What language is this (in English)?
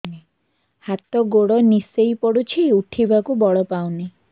Odia